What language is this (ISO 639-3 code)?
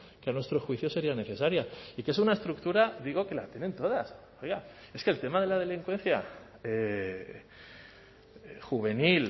spa